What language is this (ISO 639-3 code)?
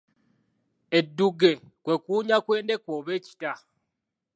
lug